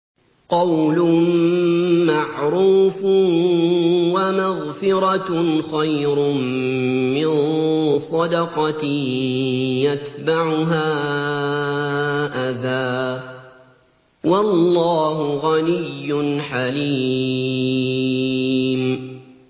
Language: Arabic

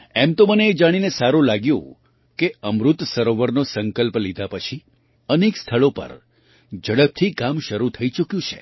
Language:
Gujarati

